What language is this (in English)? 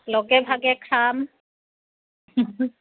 Assamese